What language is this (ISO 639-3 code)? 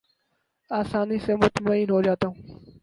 urd